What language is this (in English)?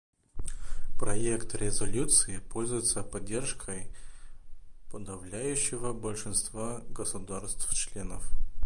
Russian